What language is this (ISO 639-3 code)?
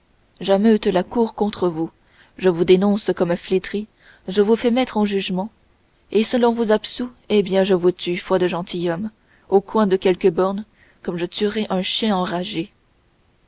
fra